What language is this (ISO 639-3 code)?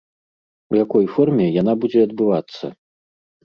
bel